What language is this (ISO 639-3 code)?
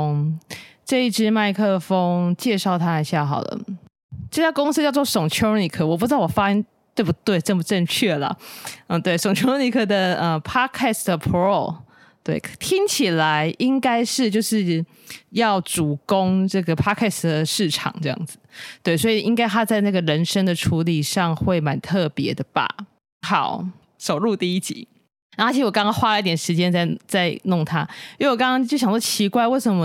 zho